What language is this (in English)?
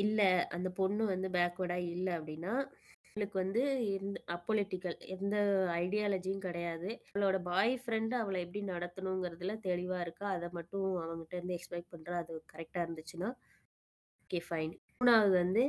Tamil